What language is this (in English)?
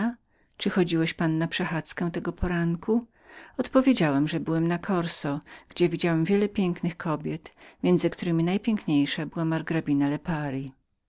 Polish